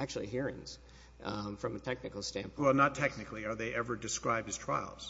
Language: English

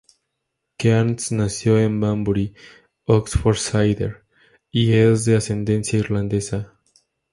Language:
Spanish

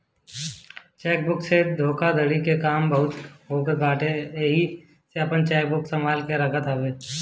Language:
Bhojpuri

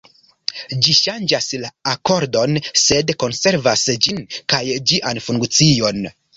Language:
Esperanto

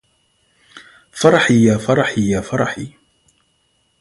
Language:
Arabic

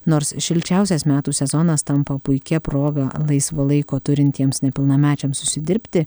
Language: Lithuanian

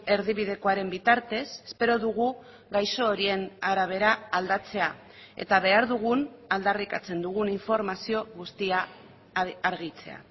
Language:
Basque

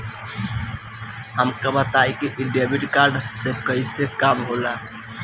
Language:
Bhojpuri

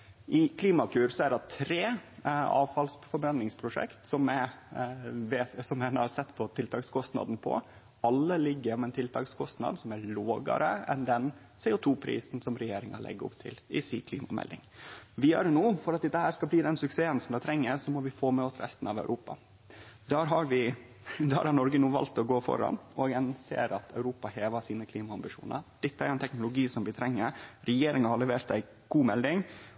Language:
Norwegian Nynorsk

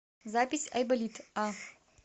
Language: Russian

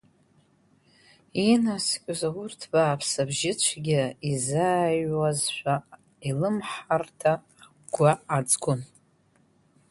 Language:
Abkhazian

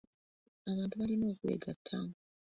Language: Ganda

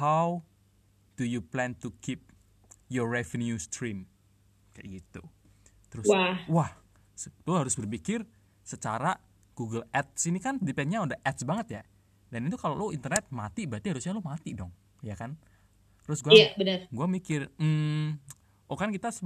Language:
Indonesian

